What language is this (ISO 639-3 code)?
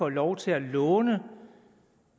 dan